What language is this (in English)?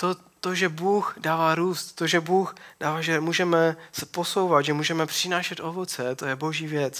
Czech